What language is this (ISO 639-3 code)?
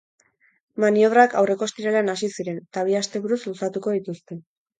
eus